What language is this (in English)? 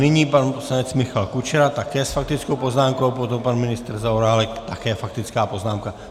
Czech